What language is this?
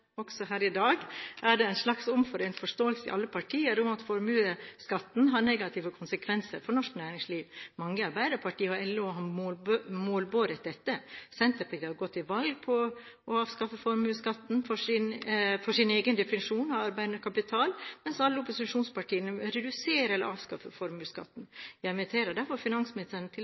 Norwegian Bokmål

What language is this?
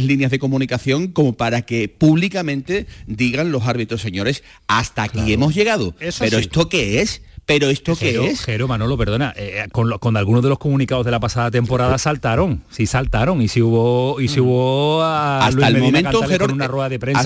Spanish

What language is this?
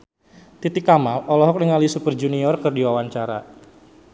Sundanese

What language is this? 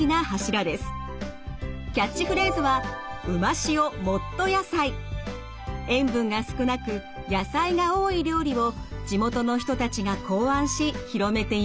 Japanese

